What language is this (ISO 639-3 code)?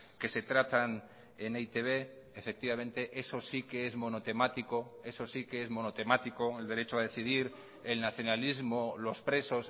spa